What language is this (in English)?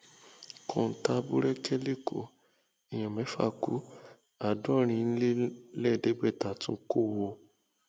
Yoruba